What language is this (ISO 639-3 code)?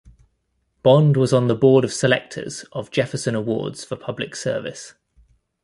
eng